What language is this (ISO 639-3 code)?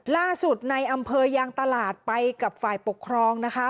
tha